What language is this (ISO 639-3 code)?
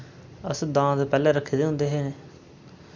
doi